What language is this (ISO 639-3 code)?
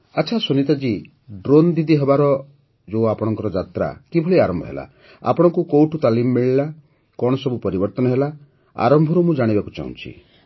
ori